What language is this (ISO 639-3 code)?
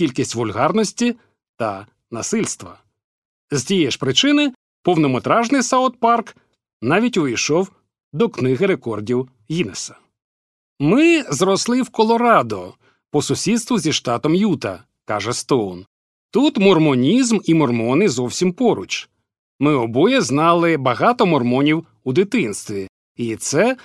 ukr